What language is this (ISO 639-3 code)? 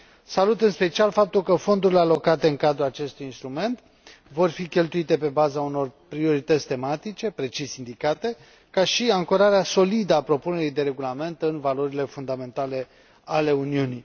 ron